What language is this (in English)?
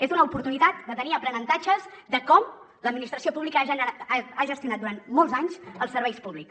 Catalan